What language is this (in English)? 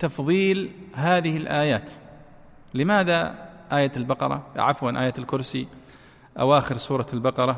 Arabic